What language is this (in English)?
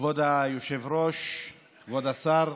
Hebrew